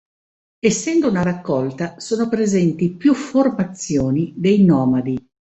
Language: Italian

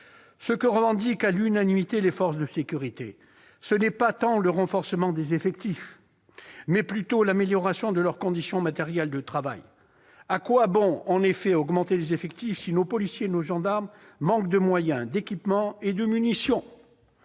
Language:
French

